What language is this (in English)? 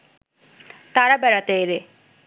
Bangla